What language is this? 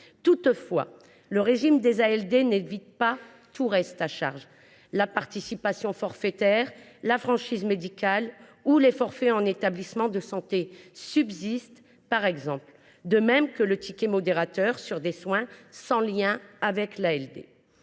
French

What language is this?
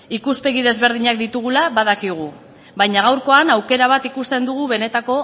Basque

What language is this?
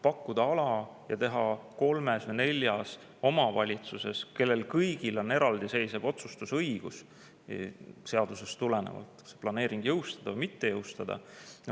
Estonian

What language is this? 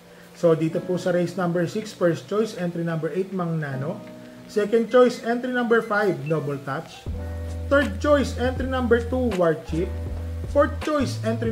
Filipino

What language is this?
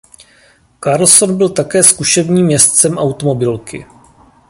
Czech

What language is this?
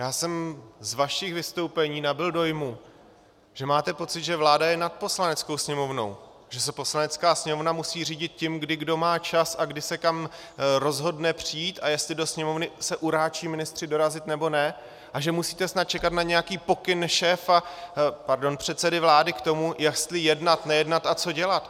Czech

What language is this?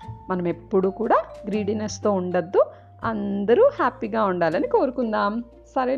Telugu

